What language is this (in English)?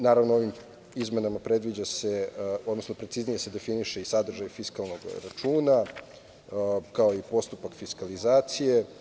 Serbian